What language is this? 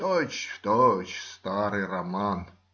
Russian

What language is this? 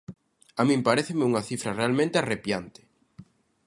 Galician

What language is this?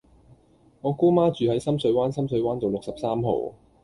Cantonese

